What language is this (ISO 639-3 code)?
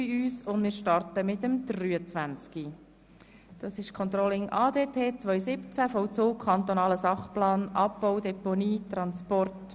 gsw